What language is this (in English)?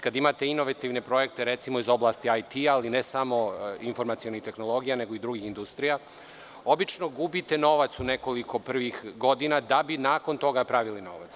Serbian